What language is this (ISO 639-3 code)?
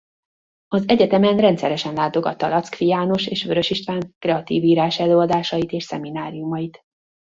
hun